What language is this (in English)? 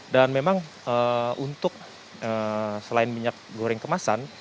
Indonesian